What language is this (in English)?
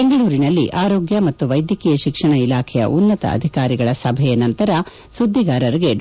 Kannada